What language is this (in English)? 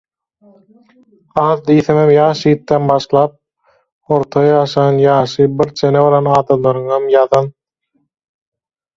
Turkmen